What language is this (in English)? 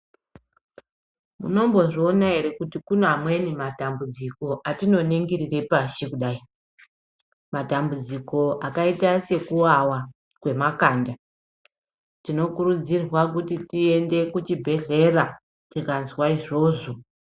Ndau